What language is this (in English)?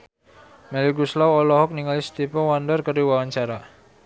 Sundanese